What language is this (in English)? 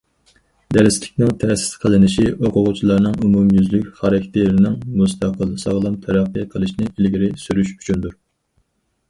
Uyghur